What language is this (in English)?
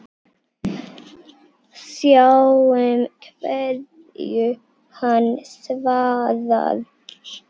Icelandic